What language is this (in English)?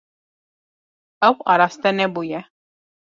Kurdish